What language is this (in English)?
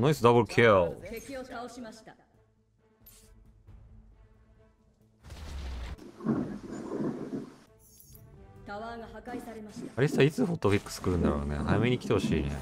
Japanese